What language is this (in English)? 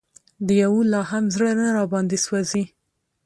Pashto